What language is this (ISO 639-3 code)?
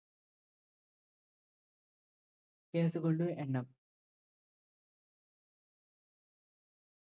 mal